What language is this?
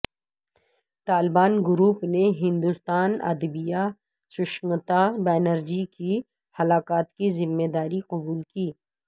Urdu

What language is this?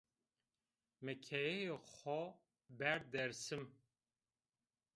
Zaza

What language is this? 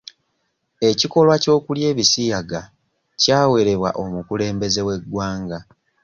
Ganda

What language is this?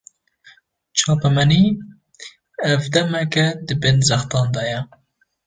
Kurdish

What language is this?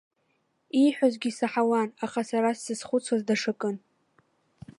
Abkhazian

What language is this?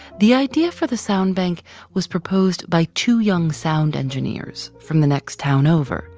English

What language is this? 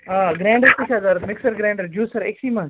Kashmiri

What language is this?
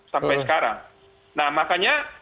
Indonesian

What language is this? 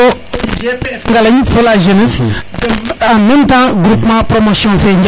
Serer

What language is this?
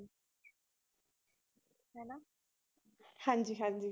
Punjabi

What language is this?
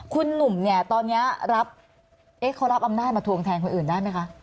Thai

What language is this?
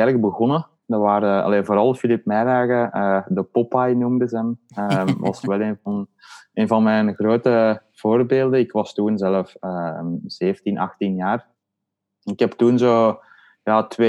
Dutch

